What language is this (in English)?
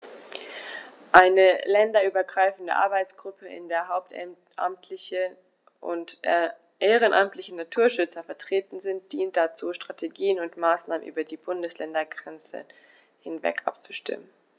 German